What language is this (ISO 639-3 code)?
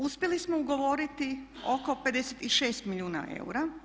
hrv